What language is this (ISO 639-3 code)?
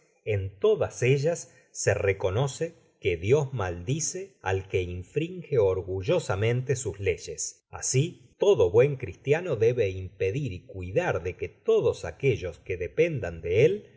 spa